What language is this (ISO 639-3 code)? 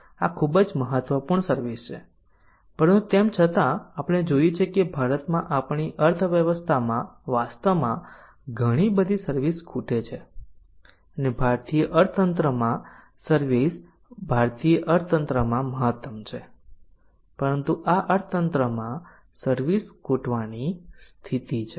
guj